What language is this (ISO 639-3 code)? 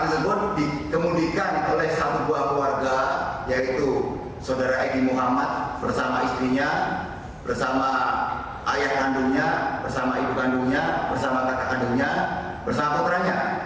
ind